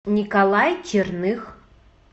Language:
Russian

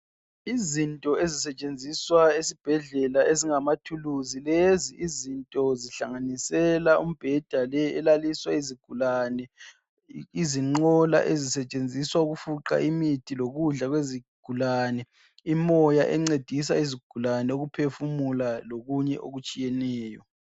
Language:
North Ndebele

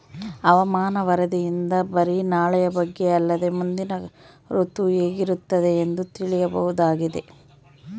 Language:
Kannada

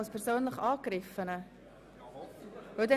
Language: Swiss German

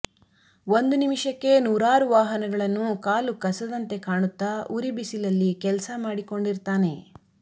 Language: Kannada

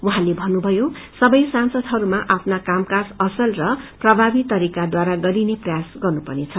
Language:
Nepali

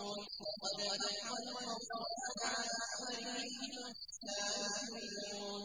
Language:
Arabic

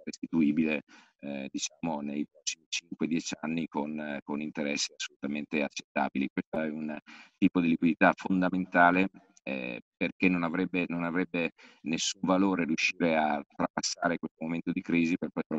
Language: Italian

